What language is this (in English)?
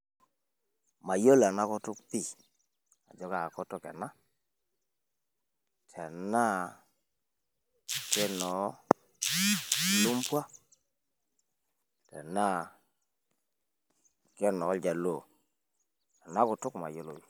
Masai